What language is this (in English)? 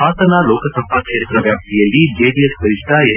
Kannada